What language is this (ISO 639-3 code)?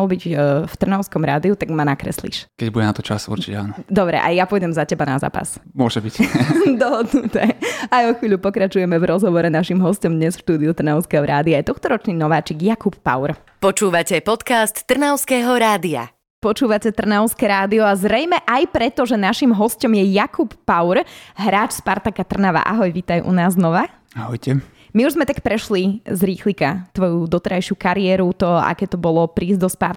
slk